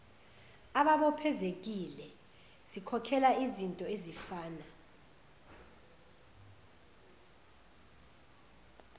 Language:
Zulu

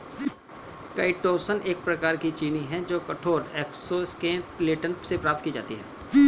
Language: Hindi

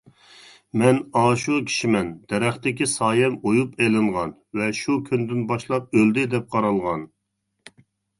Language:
Uyghur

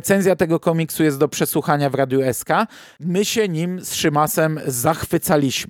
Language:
Polish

